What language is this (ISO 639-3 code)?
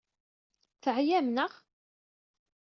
kab